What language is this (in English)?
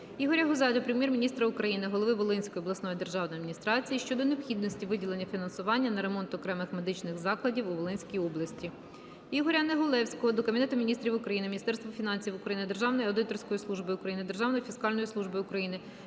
Ukrainian